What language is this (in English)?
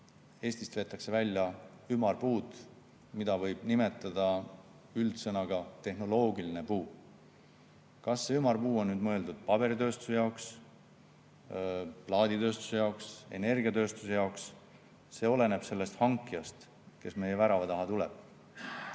Estonian